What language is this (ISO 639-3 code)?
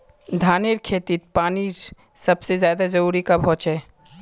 mag